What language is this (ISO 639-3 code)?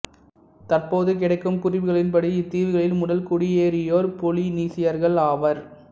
tam